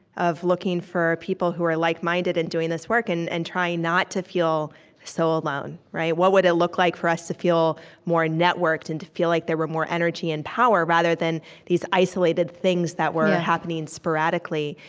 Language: English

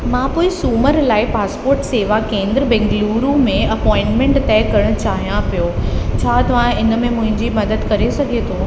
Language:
Sindhi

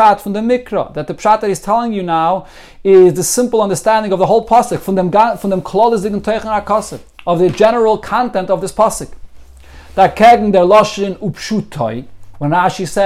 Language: English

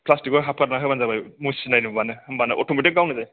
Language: Bodo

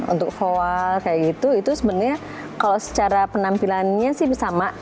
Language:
Indonesian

